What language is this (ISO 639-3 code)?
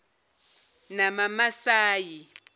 zul